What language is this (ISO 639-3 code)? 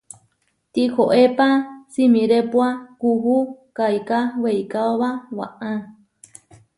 var